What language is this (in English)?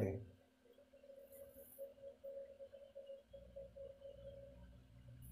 Indonesian